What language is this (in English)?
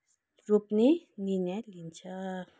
Nepali